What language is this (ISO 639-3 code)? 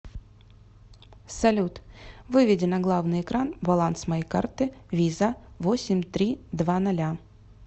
rus